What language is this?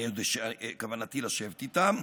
Hebrew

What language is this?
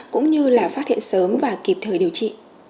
Vietnamese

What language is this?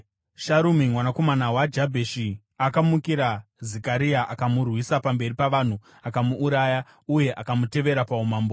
Shona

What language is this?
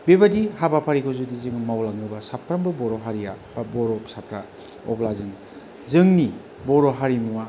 Bodo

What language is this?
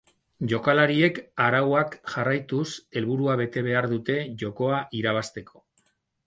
Basque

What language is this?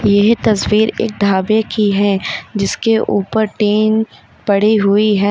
Hindi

